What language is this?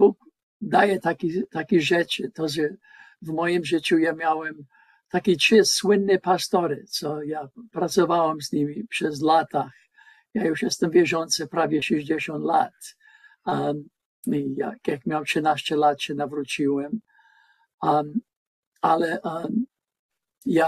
Polish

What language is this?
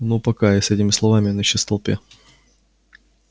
Russian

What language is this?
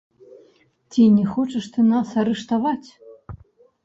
Belarusian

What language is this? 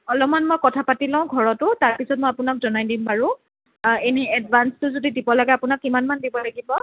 Assamese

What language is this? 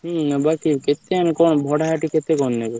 Odia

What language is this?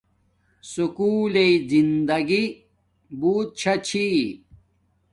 Domaaki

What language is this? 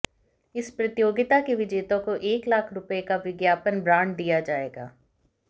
Hindi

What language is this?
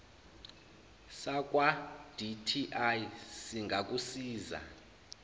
Zulu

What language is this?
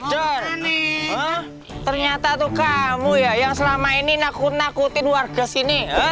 Indonesian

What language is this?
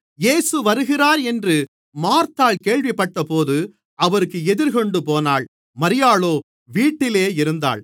Tamil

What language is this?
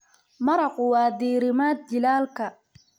Somali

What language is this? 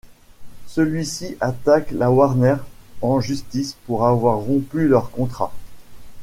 French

